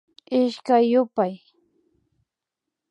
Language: Imbabura Highland Quichua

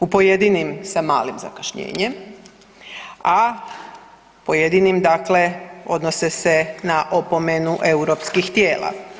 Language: Croatian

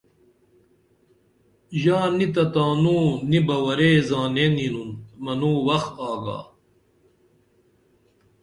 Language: Dameli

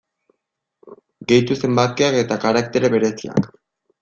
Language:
Basque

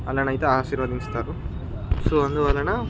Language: Telugu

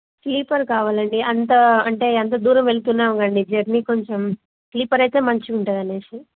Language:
Telugu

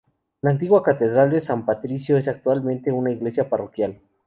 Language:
Spanish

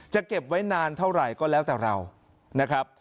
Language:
Thai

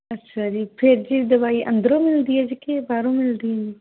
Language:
Punjabi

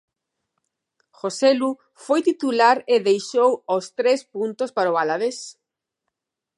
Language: Galician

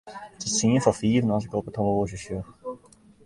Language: Western Frisian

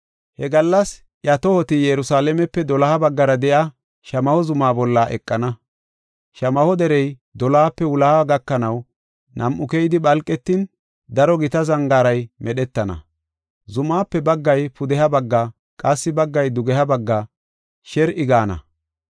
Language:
Gofa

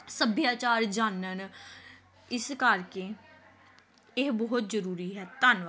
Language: Punjabi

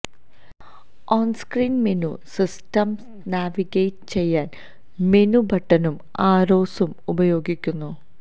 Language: Malayalam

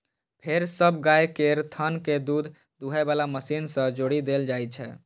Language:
Maithili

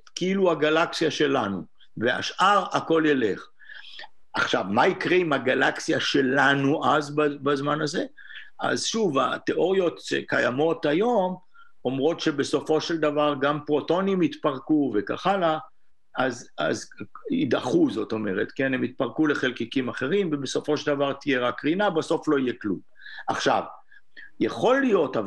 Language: Hebrew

